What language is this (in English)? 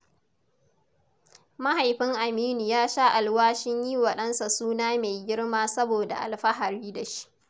Hausa